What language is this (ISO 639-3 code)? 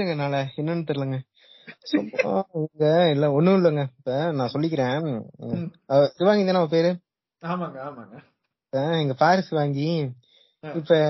tam